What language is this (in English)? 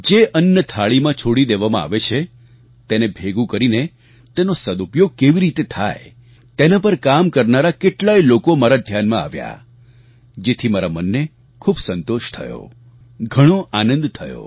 Gujarati